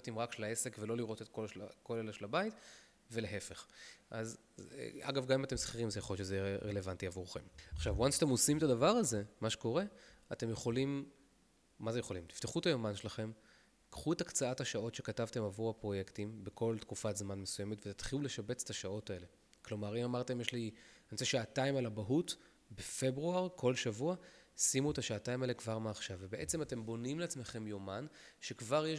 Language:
Hebrew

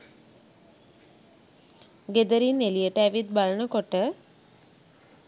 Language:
Sinhala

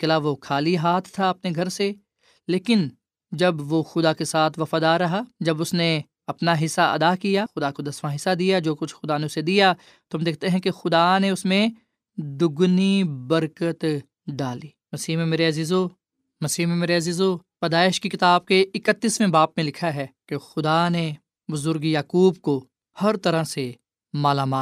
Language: Urdu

